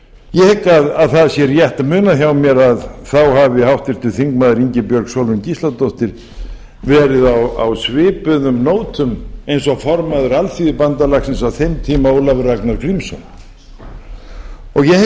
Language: Icelandic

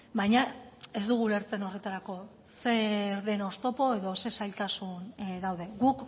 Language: Basque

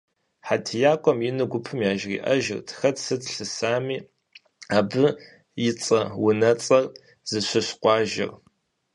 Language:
Kabardian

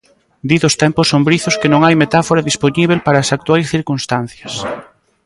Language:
Galician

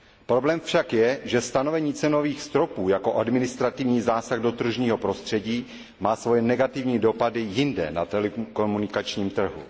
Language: Czech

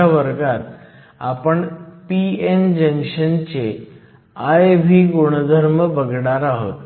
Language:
Marathi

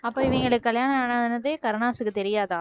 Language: Tamil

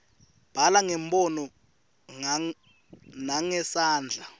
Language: Swati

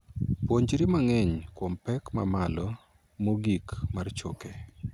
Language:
Luo (Kenya and Tanzania)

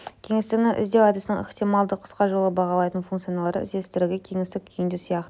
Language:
Kazakh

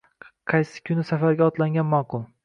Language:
Uzbek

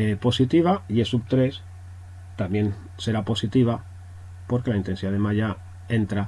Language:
Spanish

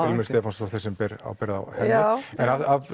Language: Icelandic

